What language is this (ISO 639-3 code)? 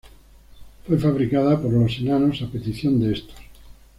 spa